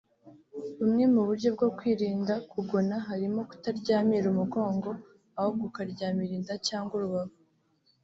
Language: Kinyarwanda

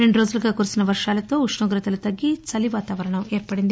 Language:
Telugu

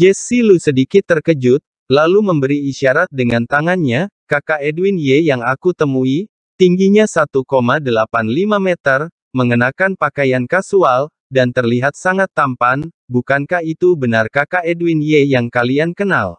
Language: Indonesian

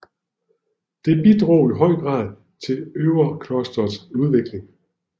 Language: Danish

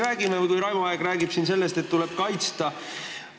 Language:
Estonian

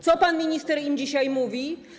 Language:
Polish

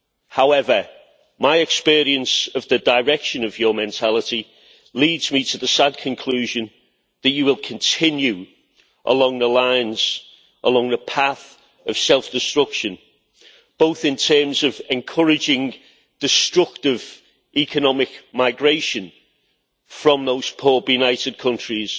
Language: English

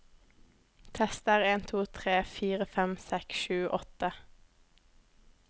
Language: Norwegian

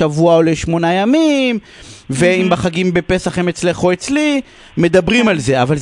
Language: Hebrew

